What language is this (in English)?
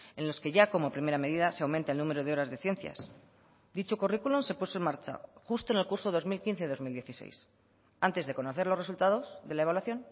Spanish